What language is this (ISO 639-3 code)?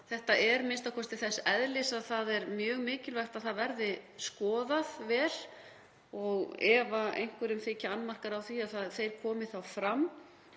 isl